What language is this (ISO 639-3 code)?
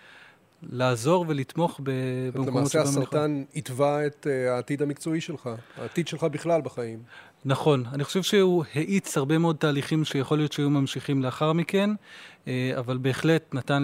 heb